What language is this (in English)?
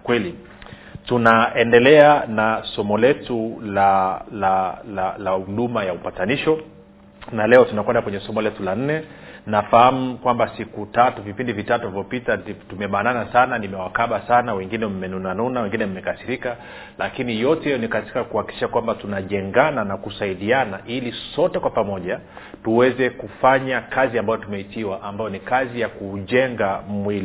Swahili